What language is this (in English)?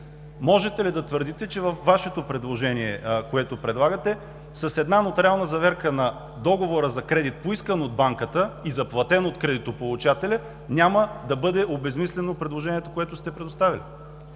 Bulgarian